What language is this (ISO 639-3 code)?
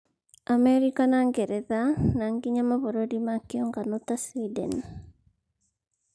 kik